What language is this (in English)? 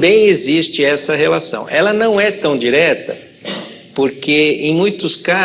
Portuguese